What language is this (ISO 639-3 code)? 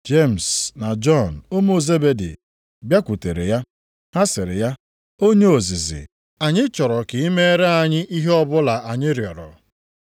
ibo